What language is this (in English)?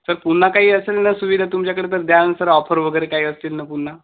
Marathi